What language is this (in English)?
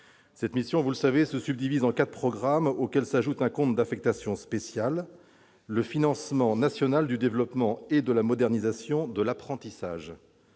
French